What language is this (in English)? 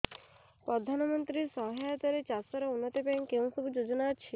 Odia